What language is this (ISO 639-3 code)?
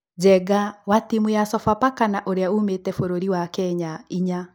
kik